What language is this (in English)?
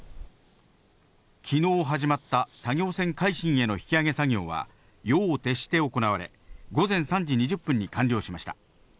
Japanese